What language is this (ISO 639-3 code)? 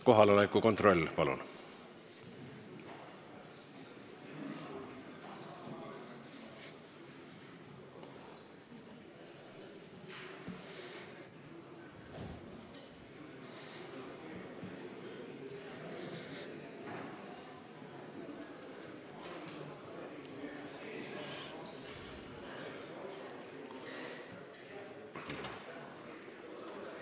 est